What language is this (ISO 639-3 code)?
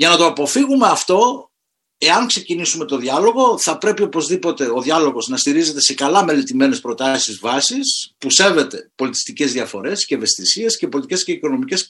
ell